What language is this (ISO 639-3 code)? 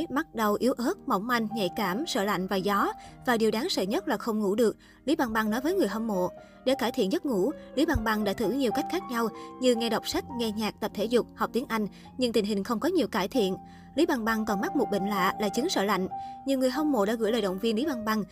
vie